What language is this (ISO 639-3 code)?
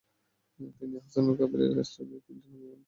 ben